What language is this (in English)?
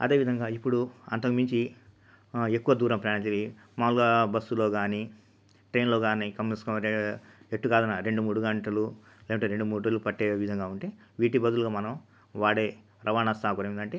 Telugu